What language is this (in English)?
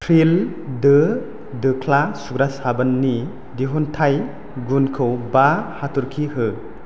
Bodo